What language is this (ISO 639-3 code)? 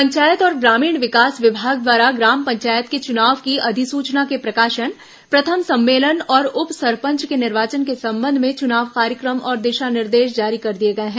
hin